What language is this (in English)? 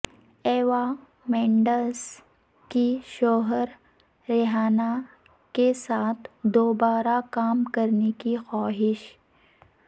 Urdu